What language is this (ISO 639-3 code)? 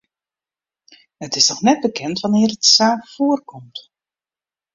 fry